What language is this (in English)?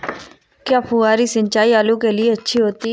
Hindi